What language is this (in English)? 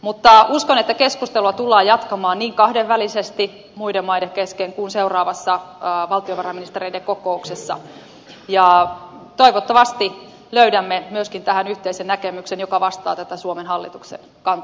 Finnish